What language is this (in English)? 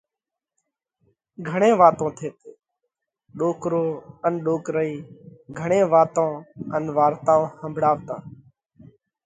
Parkari Koli